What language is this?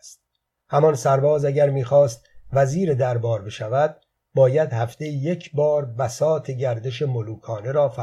Persian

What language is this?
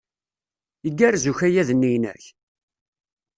Kabyle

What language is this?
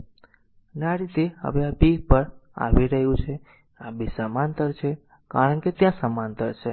Gujarati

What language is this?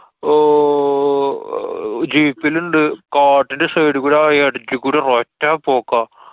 Malayalam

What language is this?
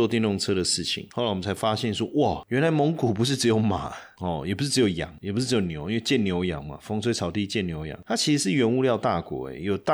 Chinese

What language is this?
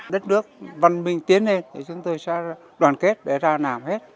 Vietnamese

